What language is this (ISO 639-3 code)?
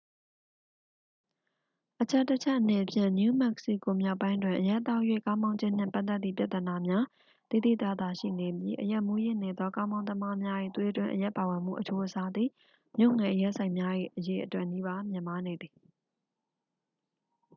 mya